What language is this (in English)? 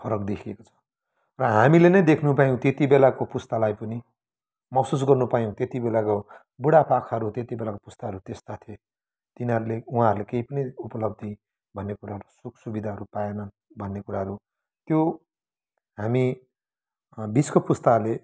Nepali